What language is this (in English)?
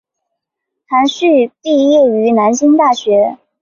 Chinese